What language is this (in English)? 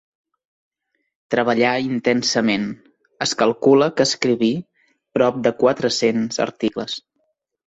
Catalan